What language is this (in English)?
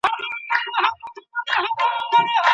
Pashto